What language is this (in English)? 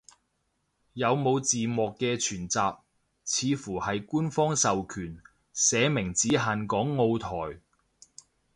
Cantonese